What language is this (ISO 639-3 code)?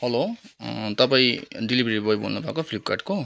nep